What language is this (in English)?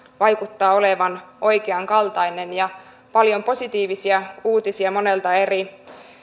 Finnish